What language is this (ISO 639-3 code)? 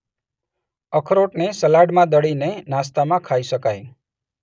guj